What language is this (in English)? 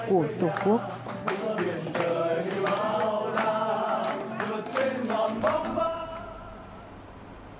Vietnamese